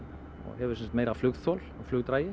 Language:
Icelandic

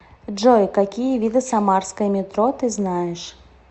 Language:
Russian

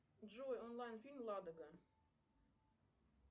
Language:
Russian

